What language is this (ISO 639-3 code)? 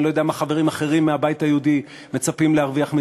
heb